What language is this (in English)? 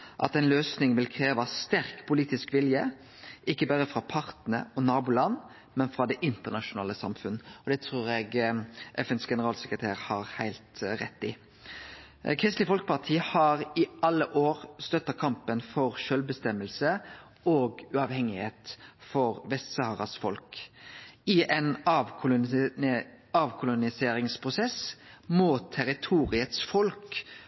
Norwegian Nynorsk